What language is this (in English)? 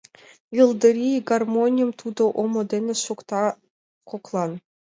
Mari